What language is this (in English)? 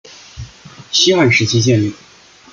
Chinese